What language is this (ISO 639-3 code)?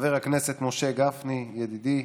heb